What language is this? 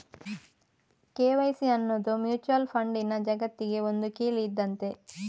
Kannada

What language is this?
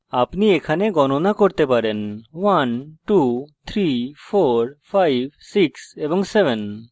Bangla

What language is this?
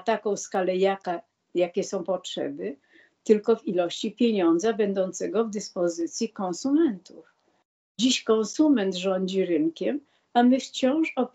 Polish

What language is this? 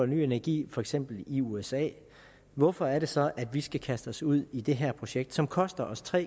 Danish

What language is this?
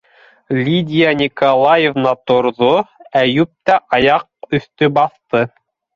Bashkir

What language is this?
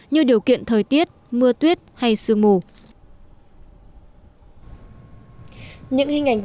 Vietnamese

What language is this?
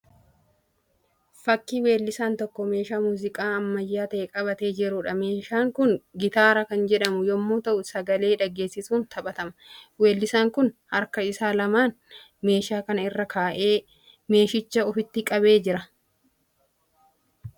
Oromo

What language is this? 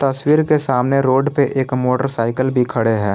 Hindi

